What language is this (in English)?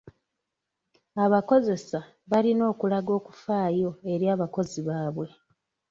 Ganda